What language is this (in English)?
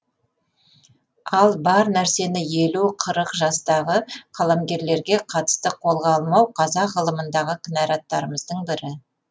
Kazakh